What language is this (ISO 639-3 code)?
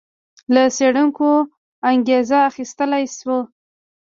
pus